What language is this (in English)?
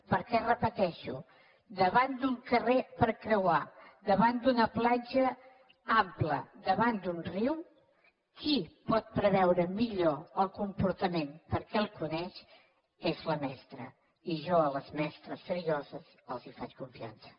Catalan